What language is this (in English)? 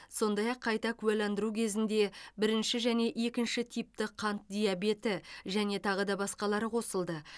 Kazakh